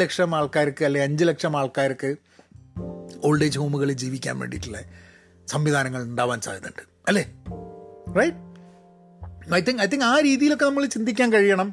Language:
Malayalam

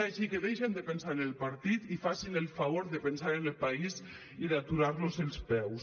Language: Catalan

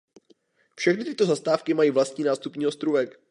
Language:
Czech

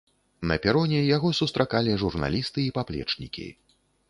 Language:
Belarusian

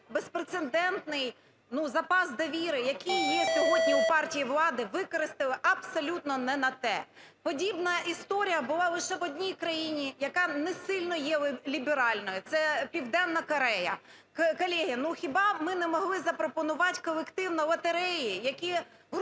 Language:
Ukrainian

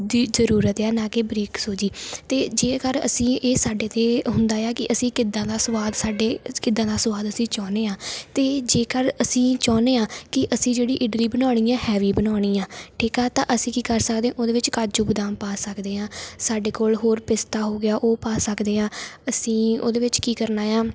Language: Punjabi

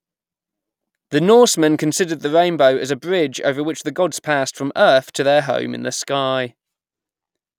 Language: English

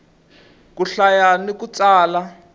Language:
Tsonga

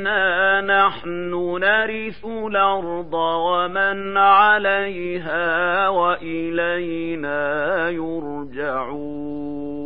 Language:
Arabic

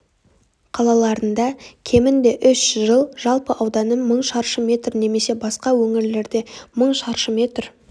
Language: Kazakh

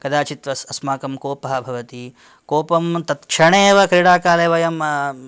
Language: Sanskrit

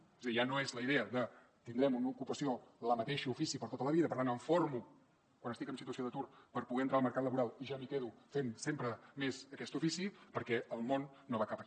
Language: Catalan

